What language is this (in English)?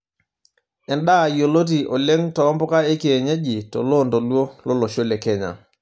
Masai